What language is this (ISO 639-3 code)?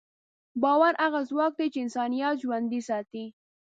pus